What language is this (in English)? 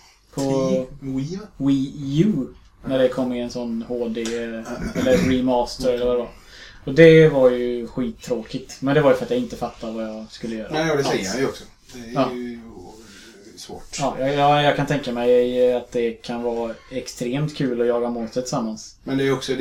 Swedish